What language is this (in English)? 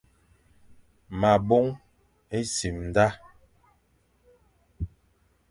Fang